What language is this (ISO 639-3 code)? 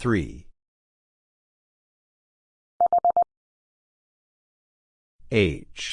eng